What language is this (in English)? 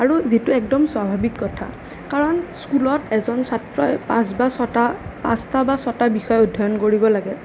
Assamese